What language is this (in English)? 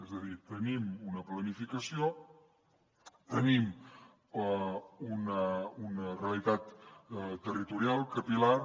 Catalan